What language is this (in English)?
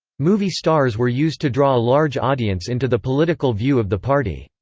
English